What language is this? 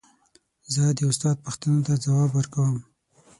Pashto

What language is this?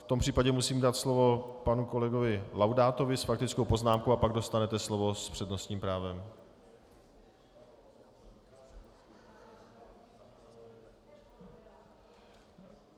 Czech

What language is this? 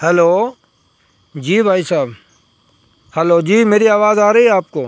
Urdu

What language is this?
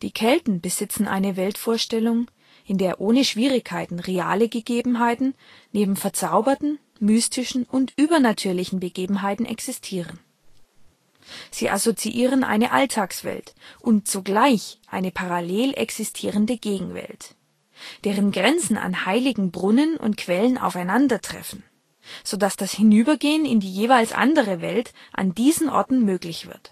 German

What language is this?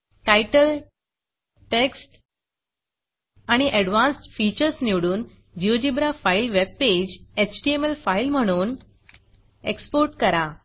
Marathi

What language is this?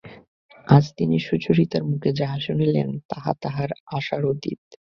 Bangla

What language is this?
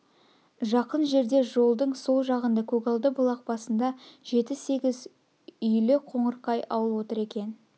Kazakh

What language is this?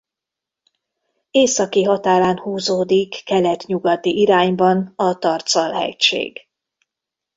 Hungarian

